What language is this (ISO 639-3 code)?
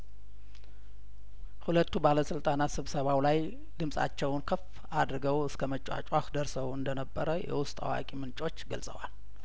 amh